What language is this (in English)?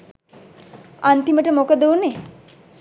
Sinhala